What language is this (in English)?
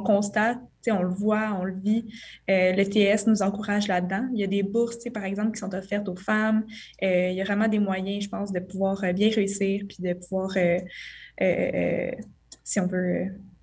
French